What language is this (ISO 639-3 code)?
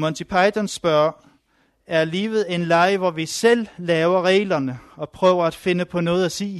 dan